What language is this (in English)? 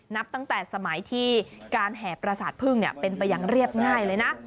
Thai